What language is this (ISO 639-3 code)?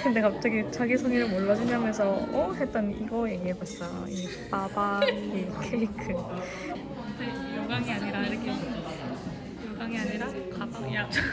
kor